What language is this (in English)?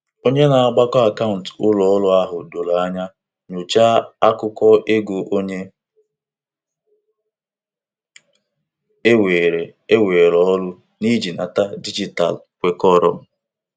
Igbo